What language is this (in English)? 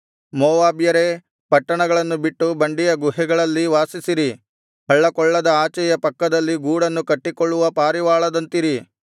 Kannada